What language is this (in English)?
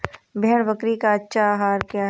Hindi